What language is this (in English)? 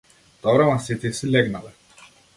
Macedonian